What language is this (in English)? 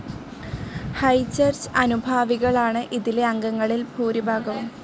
Malayalam